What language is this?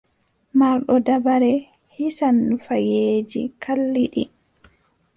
Adamawa Fulfulde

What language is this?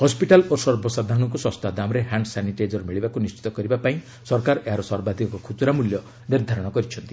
Odia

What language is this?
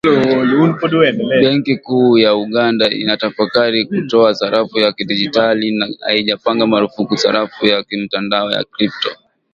Swahili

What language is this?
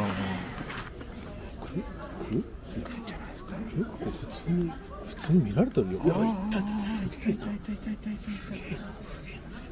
Japanese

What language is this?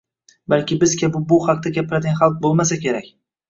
Uzbek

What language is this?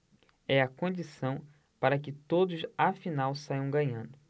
Portuguese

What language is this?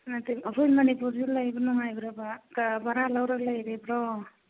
Manipuri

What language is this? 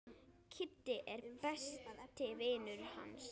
Icelandic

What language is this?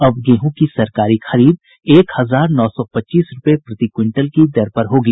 Hindi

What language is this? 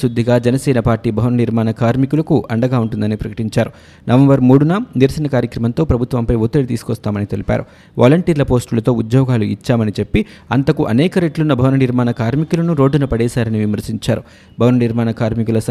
Telugu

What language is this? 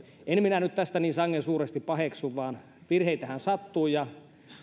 Finnish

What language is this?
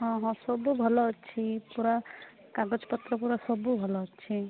Odia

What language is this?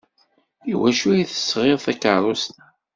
Kabyle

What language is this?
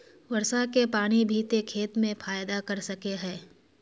Magahi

